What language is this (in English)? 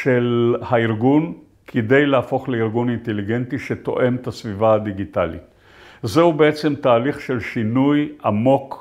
Hebrew